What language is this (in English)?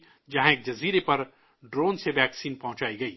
Urdu